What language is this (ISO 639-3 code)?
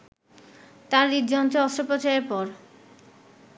ben